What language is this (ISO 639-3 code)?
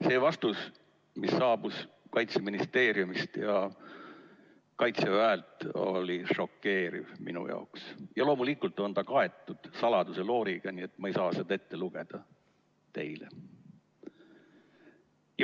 est